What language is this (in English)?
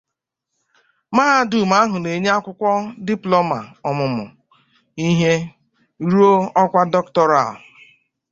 Igbo